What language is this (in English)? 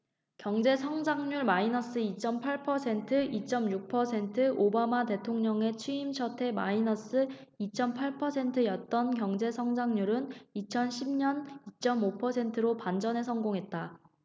Korean